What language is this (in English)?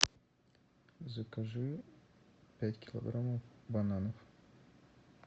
Russian